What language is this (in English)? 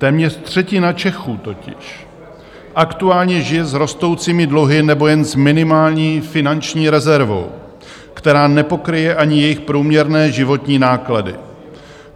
Czech